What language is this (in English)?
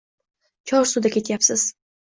Uzbek